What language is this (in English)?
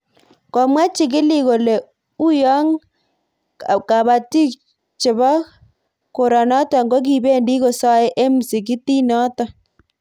Kalenjin